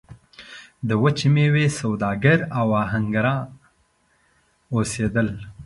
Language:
Pashto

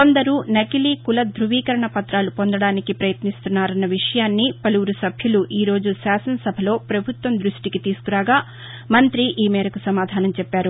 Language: Telugu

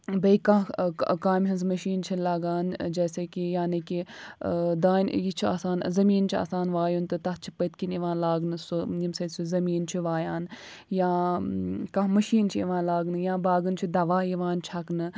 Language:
Kashmiri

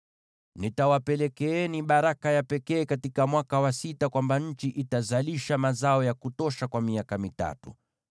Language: Swahili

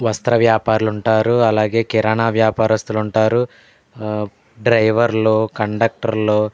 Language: Telugu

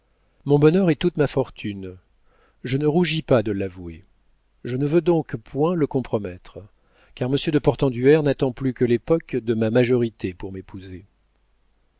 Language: French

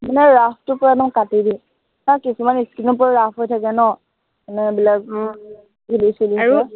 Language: Assamese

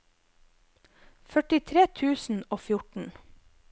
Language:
Norwegian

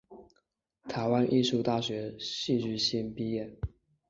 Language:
Chinese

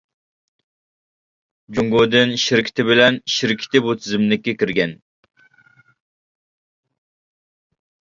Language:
Uyghur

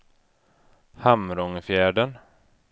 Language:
Swedish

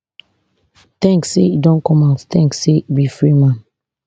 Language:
Nigerian Pidgin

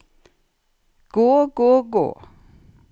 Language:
Norwegian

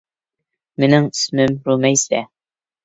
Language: Uyghur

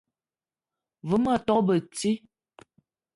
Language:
Eton (Cameroon)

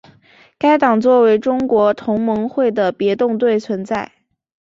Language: Chinese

